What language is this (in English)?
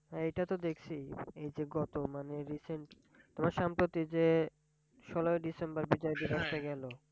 Bangla